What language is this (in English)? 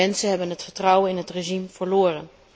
Dutch